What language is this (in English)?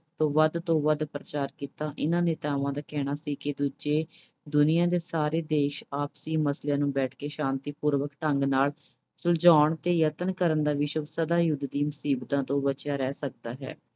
Punjabi